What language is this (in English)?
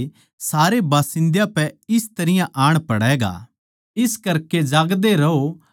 Haryanvi